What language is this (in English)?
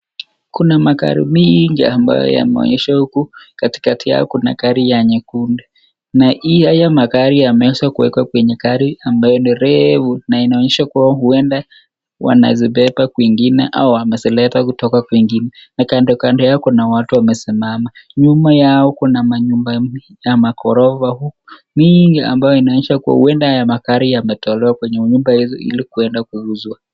Swahili